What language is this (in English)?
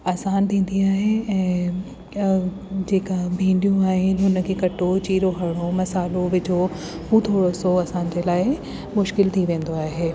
Sindhi